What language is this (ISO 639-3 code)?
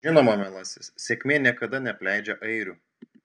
lit